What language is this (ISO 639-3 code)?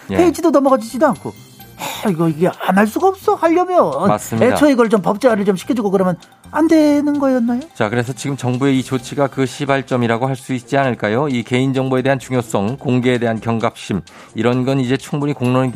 kor